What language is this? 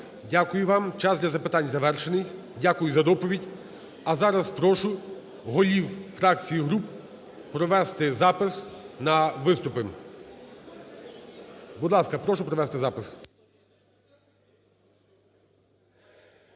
Ukrainian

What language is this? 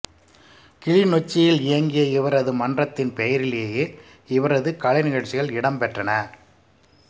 Tamil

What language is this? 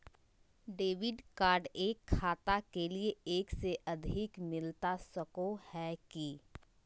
Magahi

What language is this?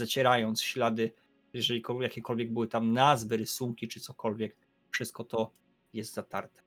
Polish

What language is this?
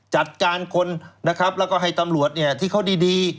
Thai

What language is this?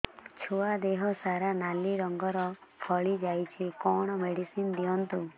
Odia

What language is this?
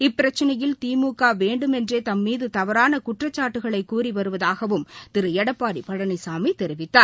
Tamil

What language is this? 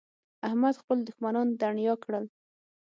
Pashto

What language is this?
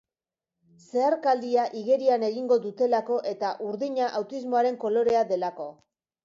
Basque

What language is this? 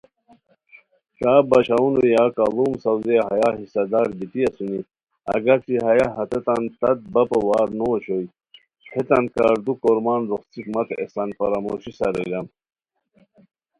Khowar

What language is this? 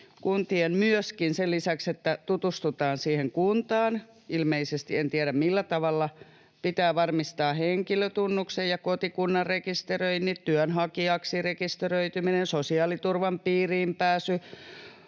Finnish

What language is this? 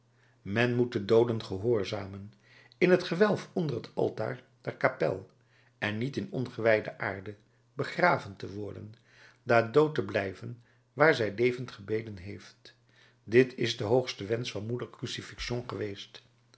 Dutch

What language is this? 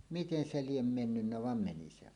Finnish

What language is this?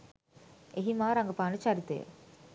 Sinhala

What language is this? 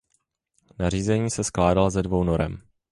Czech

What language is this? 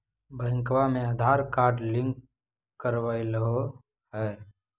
Magahi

